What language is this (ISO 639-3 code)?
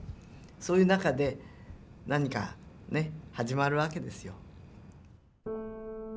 jpn